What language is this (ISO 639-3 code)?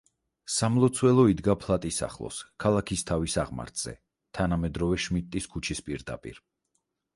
kat